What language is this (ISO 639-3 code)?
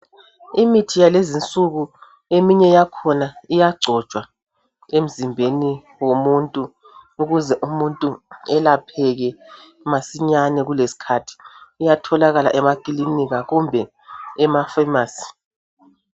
nde